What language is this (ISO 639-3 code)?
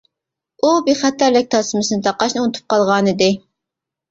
uig